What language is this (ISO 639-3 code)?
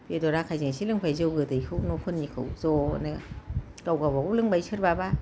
brx